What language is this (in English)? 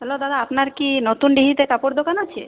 Bangla